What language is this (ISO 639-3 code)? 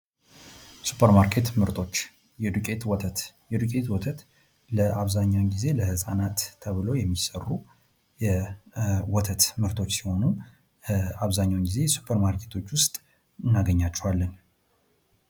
amh